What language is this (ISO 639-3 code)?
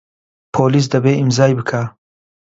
ckb